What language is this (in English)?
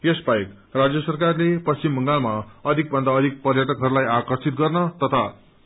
Nepali